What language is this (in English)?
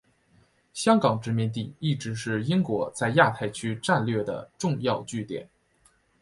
Chinese